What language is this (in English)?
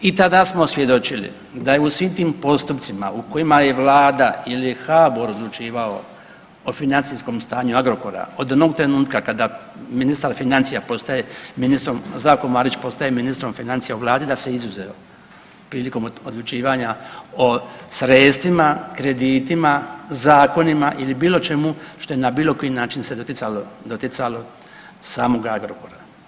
Croatian